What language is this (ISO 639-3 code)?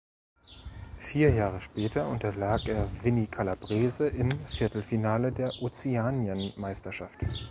deu